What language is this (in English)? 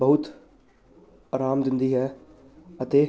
Punjabi